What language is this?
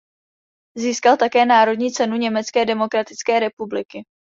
Czech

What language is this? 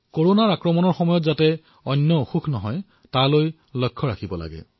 Assamese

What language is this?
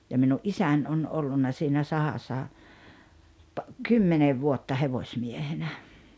Finnish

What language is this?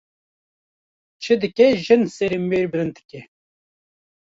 Kurdish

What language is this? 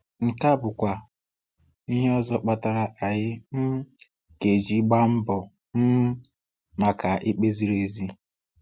Igbo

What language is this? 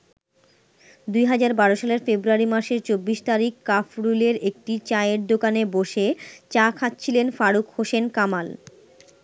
Bangla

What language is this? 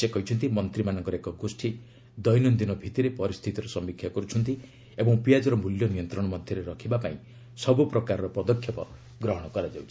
Odia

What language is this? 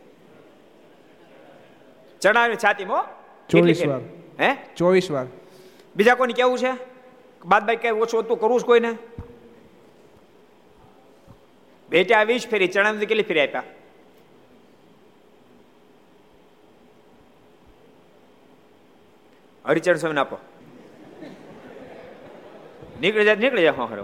Gujarati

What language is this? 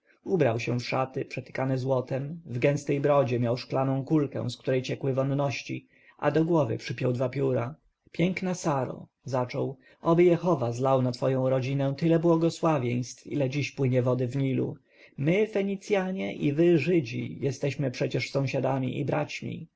Polish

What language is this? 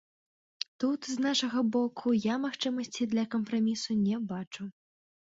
Belarusian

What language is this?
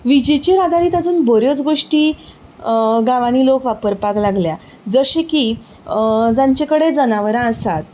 Konkani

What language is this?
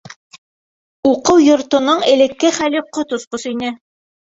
Bashkir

